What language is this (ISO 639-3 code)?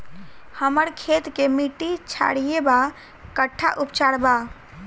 bho